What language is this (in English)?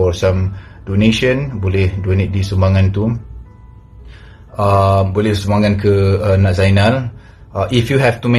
Malay